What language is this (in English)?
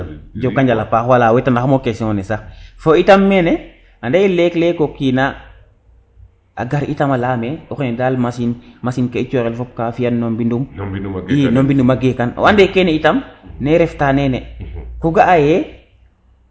Serer